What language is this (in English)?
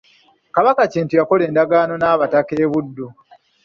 Ganda